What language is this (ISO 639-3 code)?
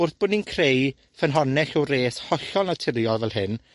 cym